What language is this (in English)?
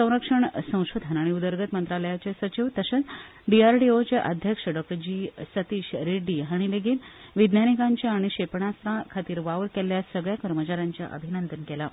Konkani